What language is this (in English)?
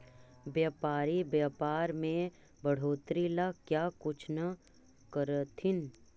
Magahi